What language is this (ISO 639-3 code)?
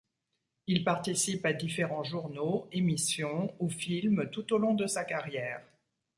fra